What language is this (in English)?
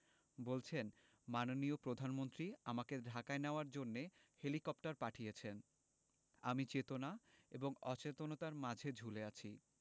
Bangla